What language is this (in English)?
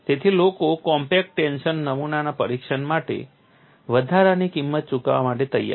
Gujarati